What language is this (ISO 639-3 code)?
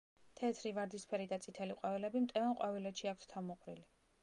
kat